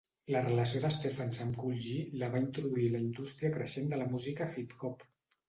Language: Catalan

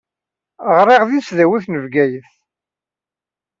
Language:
Kabyle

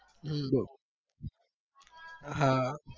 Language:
Gujarati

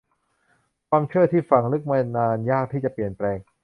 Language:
Thai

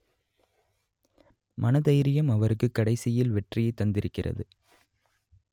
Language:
Tamil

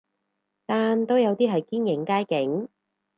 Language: Cantonese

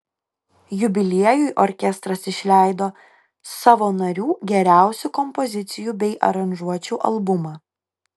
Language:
Lithuanian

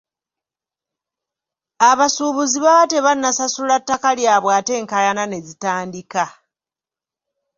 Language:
Ganda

